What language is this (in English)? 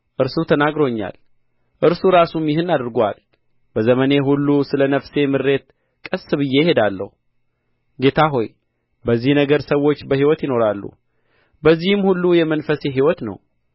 Amharic